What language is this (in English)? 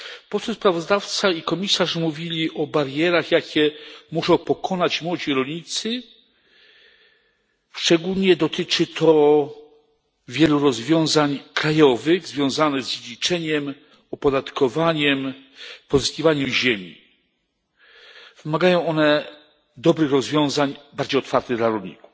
Polish